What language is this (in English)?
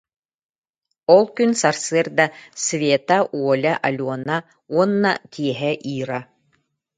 Yakut